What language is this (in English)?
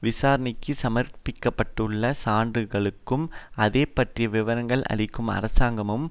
Tamil